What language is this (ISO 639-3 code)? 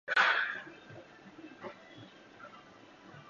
jpn